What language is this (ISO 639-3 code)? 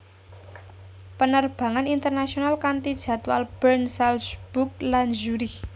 jav